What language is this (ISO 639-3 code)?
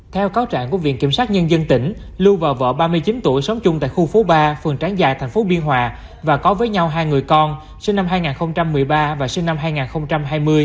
vie